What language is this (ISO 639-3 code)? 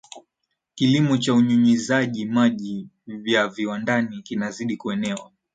swa